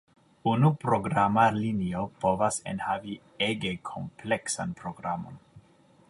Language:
Esperanto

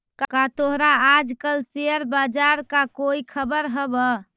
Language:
Magahi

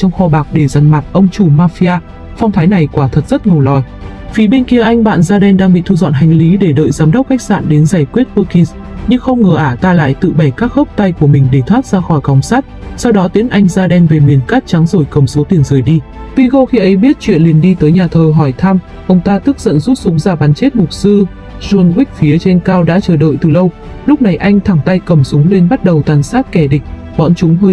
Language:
Vietnamese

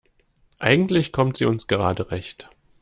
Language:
German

